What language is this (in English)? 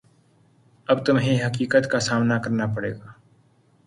Urdu